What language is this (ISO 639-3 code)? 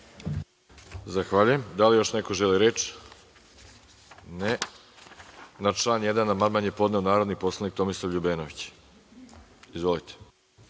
srp